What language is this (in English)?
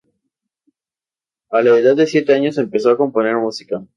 Spanish